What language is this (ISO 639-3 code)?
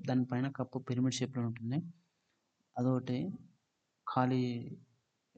tel